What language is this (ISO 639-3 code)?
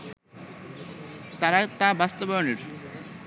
ben